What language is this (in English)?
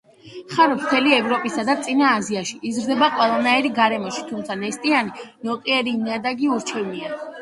Georgian